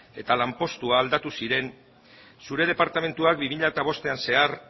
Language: Basque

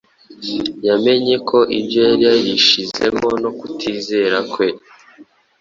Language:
Kinyarwanda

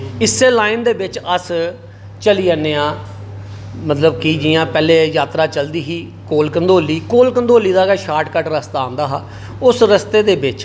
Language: Dogri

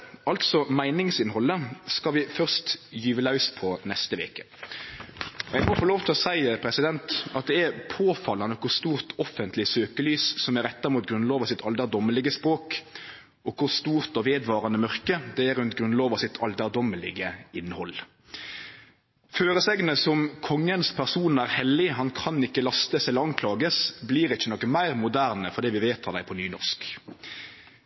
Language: Norwegian Nynorsk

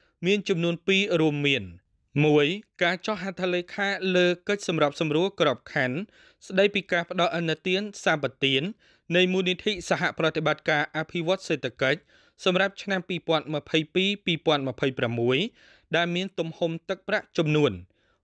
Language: Thai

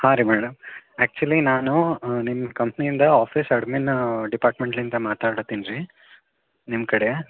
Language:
Kannada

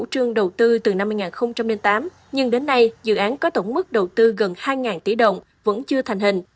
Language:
Vietnamese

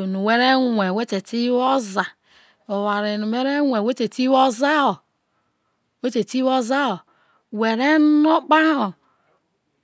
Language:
Isoko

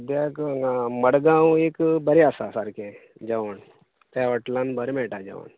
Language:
Konkani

